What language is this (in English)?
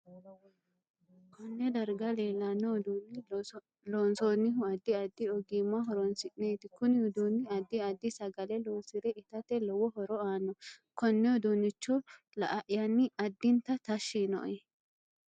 Sidamo